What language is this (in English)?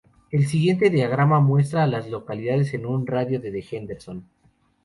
Spanish